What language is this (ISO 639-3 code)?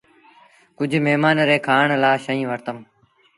sbn